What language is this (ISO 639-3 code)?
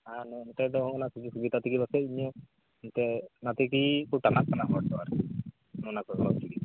sat